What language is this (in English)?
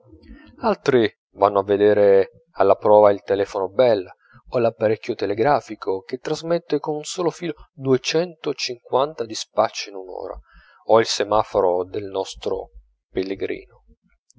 Italian